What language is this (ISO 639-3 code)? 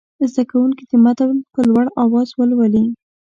pus